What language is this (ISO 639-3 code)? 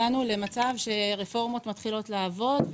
heb